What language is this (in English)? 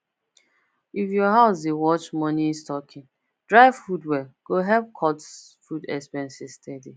Nigerian Pidgin